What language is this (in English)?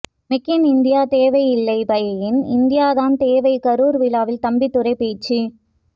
Tamil